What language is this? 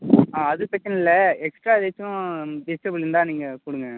Tamil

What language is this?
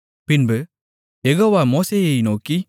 Tamil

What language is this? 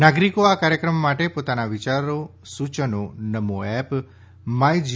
Gujarati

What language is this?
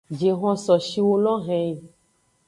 Aja (Benin)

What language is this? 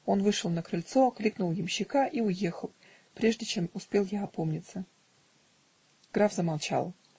Russian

